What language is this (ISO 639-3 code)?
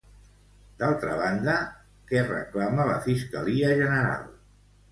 cat